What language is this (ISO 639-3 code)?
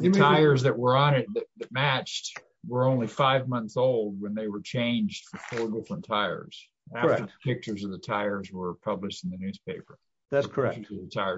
eng